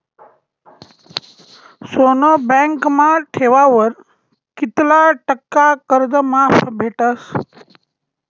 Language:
Marathi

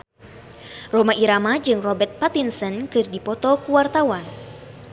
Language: Sundanese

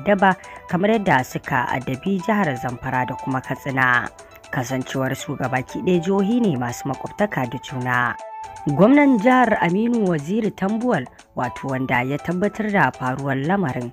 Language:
Korean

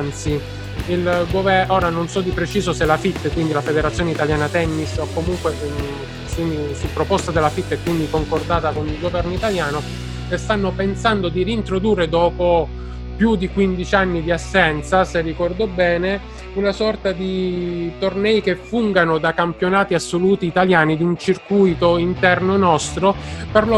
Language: Italian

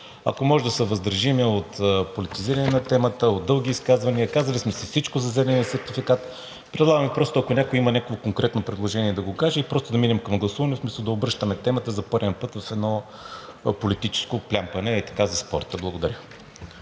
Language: Bulgarian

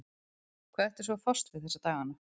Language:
Icelandic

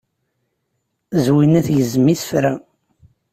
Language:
Kabyle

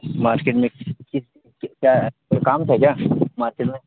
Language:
Urdu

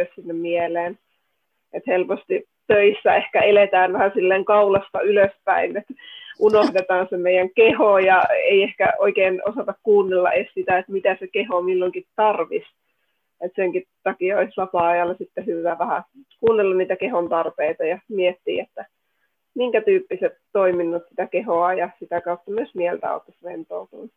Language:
Finnish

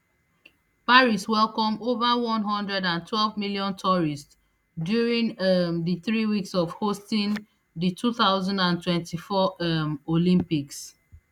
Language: Nigerian Pidgin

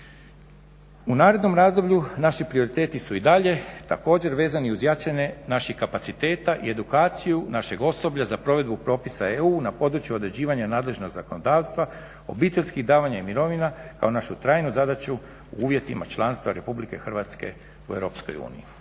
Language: Croatian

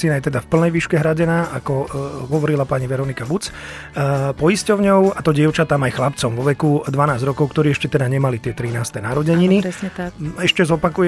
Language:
Slovak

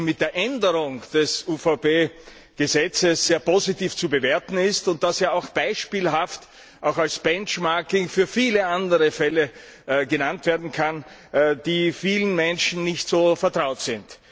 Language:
German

